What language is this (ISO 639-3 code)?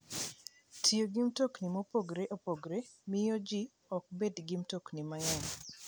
luo